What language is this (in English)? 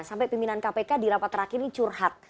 Indonesian